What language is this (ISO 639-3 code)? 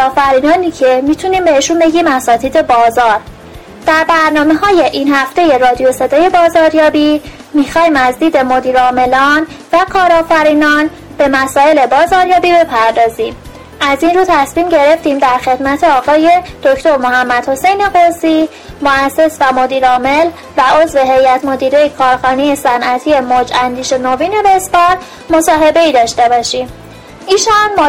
fas